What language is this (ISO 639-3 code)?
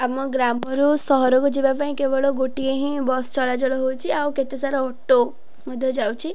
ori